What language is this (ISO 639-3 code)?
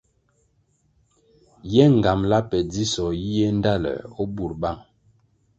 nmg